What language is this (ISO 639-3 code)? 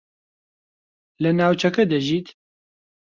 ckb